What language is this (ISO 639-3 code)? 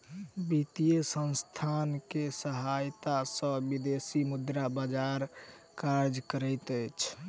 mai